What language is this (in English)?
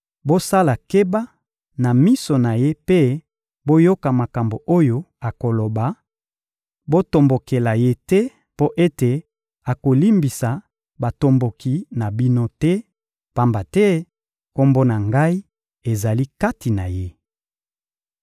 Lingala